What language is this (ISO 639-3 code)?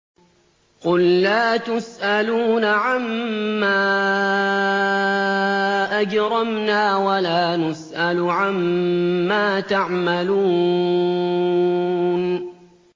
ara